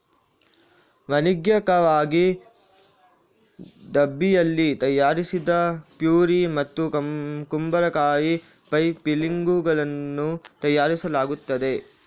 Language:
Kannada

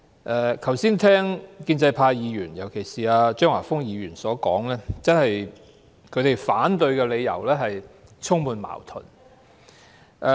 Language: Cantonese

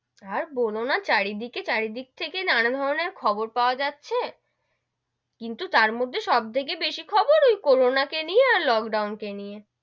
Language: Bangla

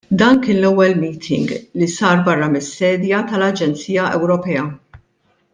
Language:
Maltese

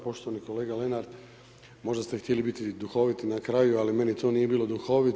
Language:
Croatian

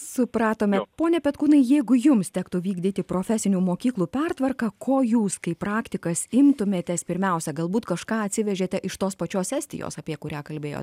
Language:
Lithuanian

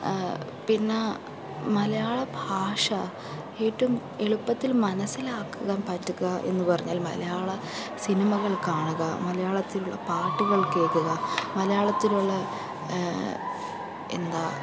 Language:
Malayalam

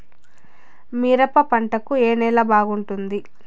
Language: Telugu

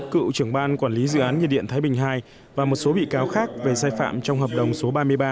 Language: Vietnamese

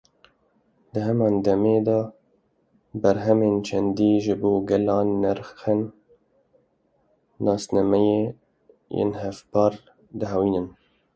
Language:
Kurdish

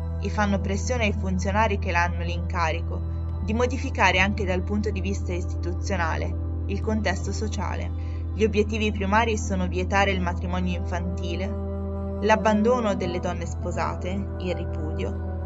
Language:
Italian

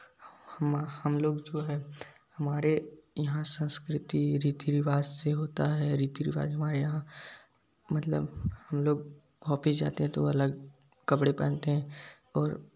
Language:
Hindi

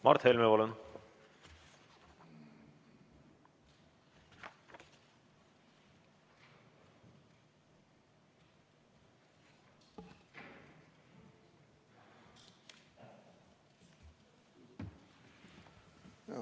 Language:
Estonian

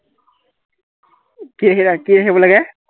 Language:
Assamese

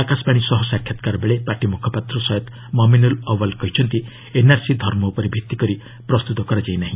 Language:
Odia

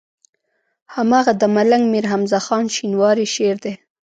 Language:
Pashto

